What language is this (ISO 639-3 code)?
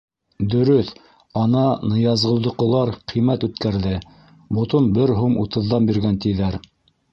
bak